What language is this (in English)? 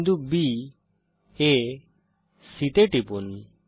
Bangla